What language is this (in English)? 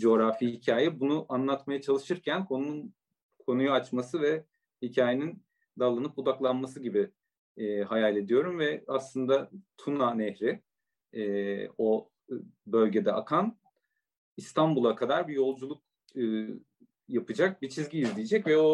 Turkish